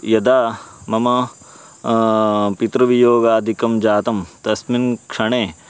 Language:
Sanskrit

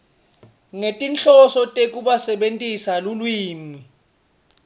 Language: Swati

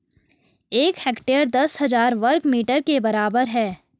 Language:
Hindi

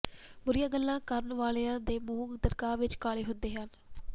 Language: Punjabi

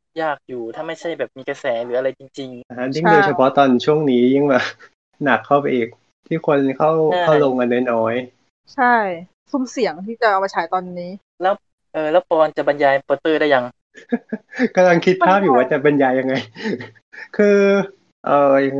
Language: Thai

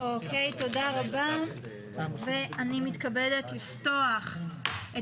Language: Hebrew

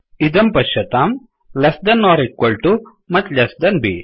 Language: Sanskrit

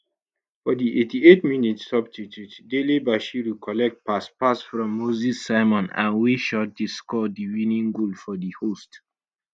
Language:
Nigerian Pidgin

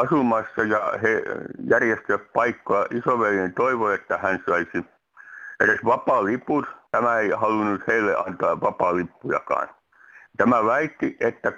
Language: Finnish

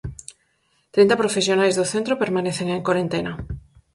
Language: Galician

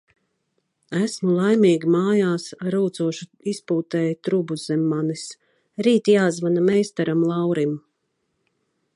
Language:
Latvian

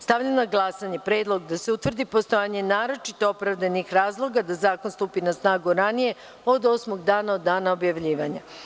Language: Serbian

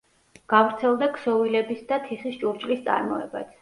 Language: Georgian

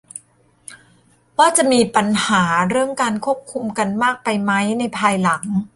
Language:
Thai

